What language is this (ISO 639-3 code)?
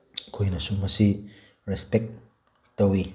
mni